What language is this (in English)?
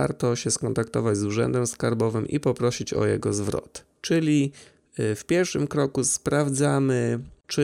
Polish